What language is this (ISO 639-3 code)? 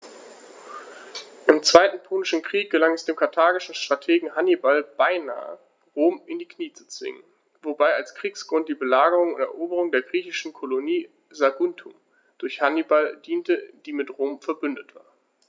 deu